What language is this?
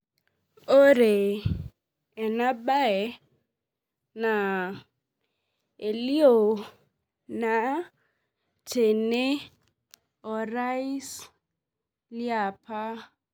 Masai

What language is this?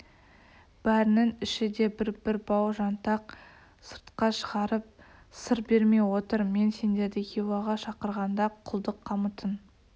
Kazakh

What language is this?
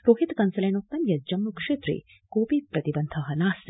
Sanskrit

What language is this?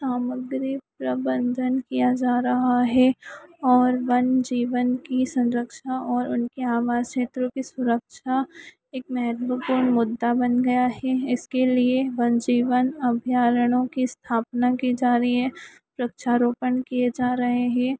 Hindi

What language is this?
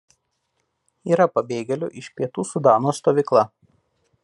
Lithuanian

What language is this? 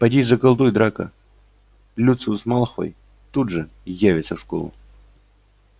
Russian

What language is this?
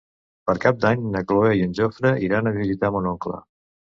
Catalan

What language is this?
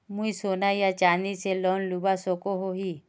Magahi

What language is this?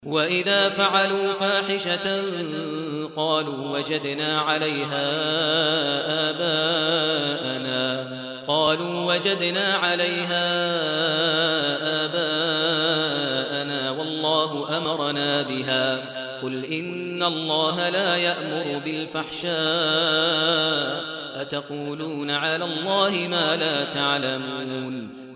Arabic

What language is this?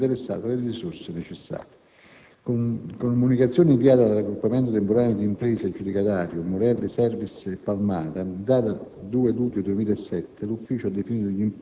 Italian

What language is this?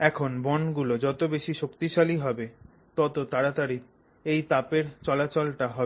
Bangla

